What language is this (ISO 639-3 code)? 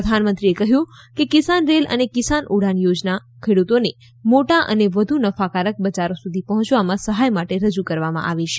guj